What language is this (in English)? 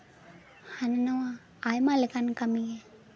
Santali